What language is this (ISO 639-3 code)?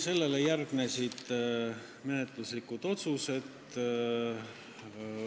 est